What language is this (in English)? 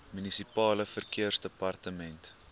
Afrikaans